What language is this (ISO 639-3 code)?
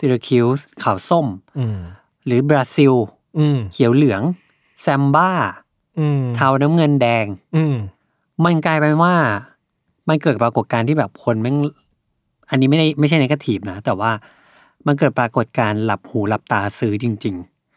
tha